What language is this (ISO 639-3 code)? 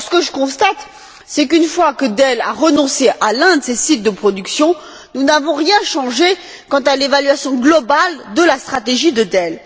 fra